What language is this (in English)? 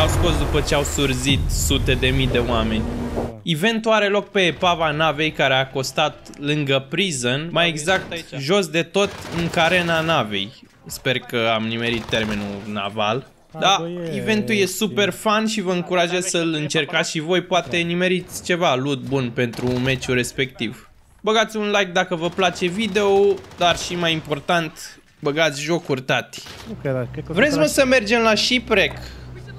Romanian